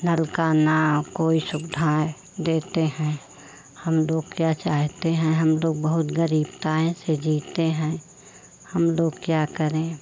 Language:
Hindi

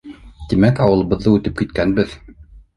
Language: Bashkir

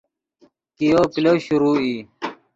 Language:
Yidgha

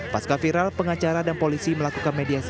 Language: Indonesian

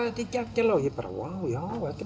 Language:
Icelandic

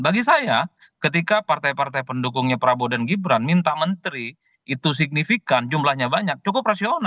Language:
Indonesian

